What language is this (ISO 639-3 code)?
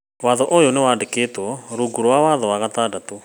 kik